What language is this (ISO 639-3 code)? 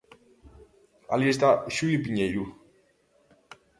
glg